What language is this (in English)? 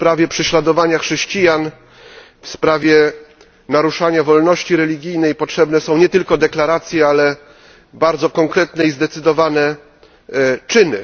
Polish